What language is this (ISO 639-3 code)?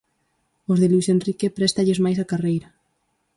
glg